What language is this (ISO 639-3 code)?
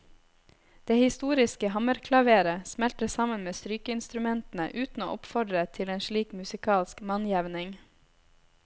nor